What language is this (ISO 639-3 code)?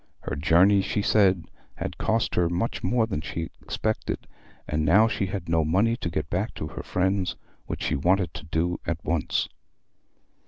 eng